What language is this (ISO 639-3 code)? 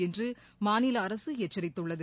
tam